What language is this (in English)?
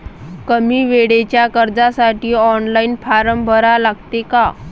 Marathi